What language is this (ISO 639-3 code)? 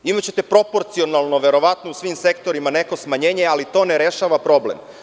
srp